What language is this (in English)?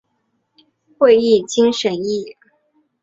Chinese